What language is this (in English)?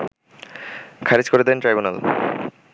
Bangla